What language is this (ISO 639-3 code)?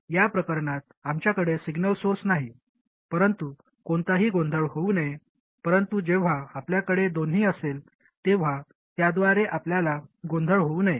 mar